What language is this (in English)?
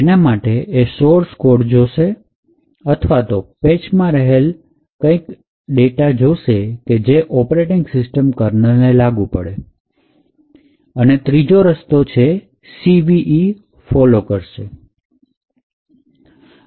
Gujarati